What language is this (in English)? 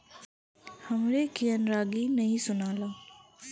Bhojpuri